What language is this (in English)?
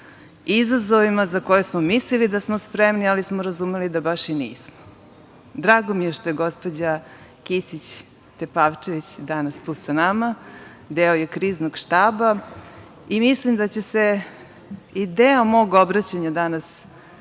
Serbian